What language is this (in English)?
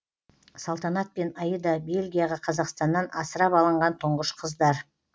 Kazakh